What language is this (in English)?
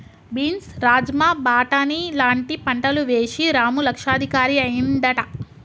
Telugu